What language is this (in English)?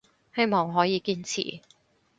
Cantonese